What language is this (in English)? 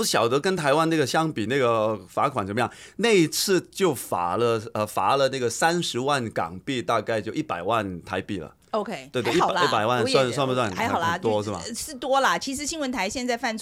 Chinese